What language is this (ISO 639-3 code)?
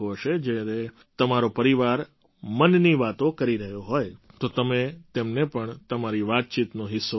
guj